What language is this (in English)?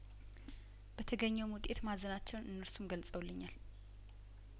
Amharic